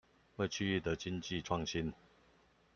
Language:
Chinese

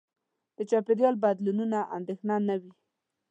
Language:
Pashto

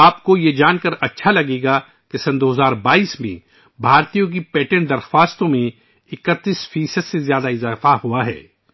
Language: Urdu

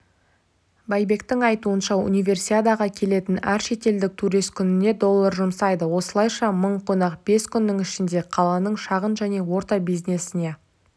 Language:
Kazakh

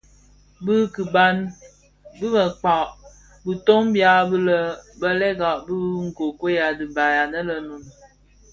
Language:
Bafia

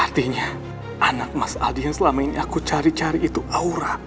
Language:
Indonesian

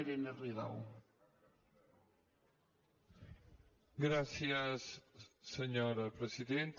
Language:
Catalan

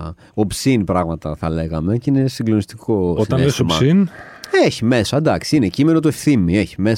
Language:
Greek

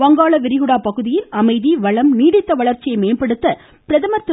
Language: Tamil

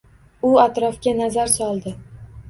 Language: Uzbek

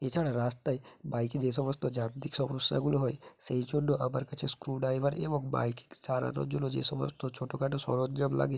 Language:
Bangla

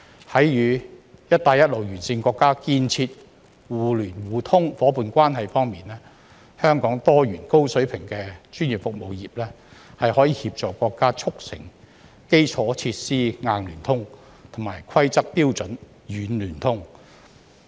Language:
Cantonese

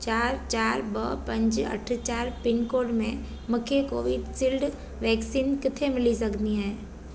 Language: Sindhi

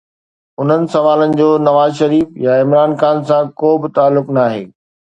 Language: Sindhi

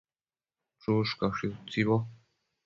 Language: Matsés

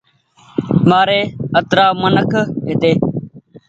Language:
Goaria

